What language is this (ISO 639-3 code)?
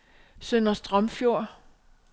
dan